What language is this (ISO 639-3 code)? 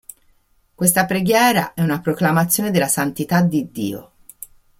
ita